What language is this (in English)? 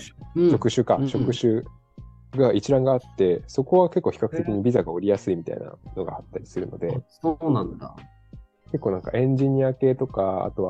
Japanese